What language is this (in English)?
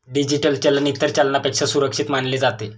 Marathi